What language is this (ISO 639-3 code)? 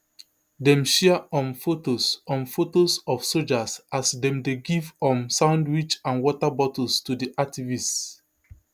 pcm